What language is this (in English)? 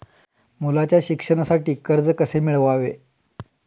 Marathi